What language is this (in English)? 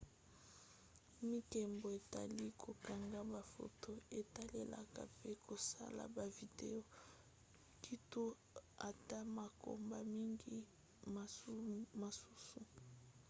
Lingala